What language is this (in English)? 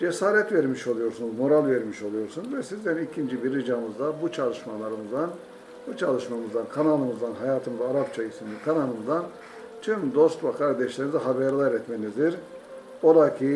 Turkish